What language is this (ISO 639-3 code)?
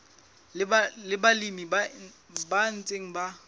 sot